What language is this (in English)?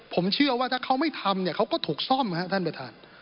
Thai